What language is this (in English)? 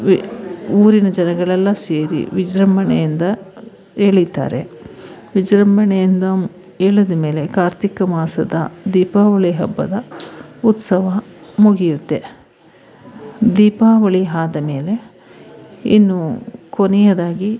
Kannada